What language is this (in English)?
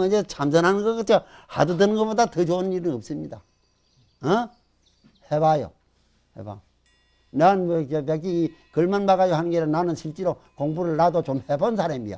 Korean